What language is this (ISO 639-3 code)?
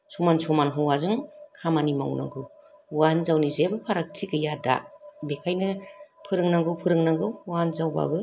brx